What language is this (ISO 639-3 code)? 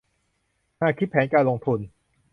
tha